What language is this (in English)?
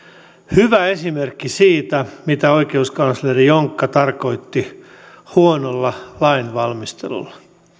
Finnish